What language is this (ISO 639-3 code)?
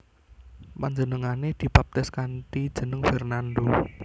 jav